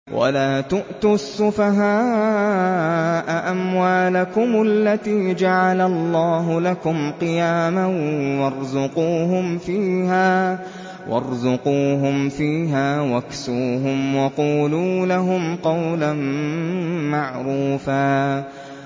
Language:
Arabic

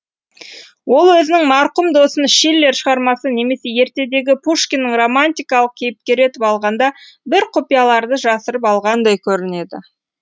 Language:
Kazakh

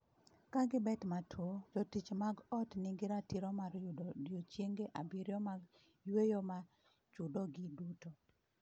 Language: Luo (Kenya and Tanzania)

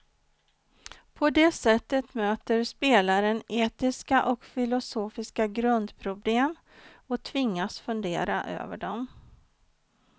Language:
Swedish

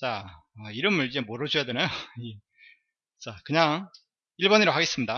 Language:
Korean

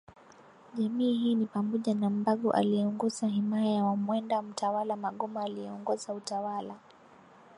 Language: Swahili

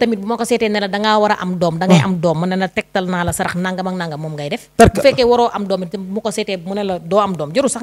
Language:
French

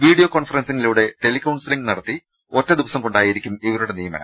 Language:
Malayalam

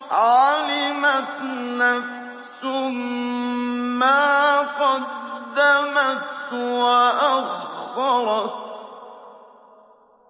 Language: Arabic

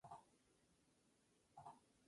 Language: Spanish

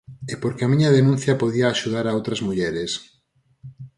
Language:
Galician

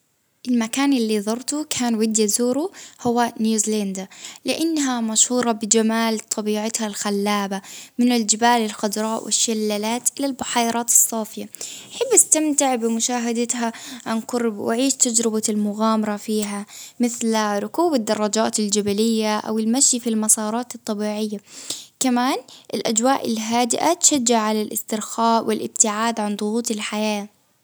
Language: Baharna Arabic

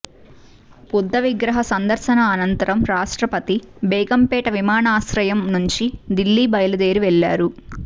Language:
Telugu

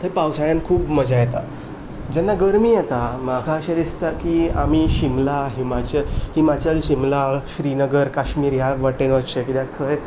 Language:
Konkani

